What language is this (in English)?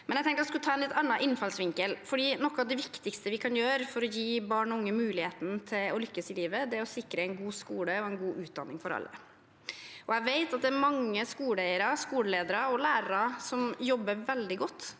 Norwegian